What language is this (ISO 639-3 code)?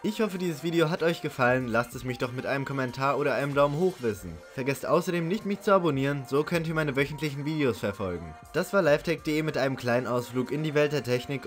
deu